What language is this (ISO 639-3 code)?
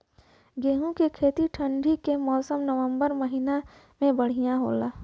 bho